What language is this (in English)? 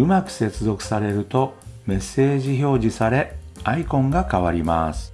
Japanese